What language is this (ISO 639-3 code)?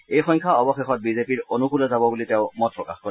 asm